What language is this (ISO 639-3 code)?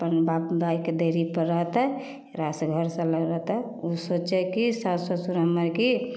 mai